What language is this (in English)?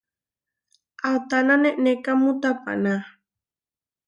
Huarijio